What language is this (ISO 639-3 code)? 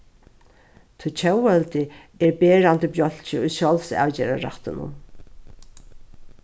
fao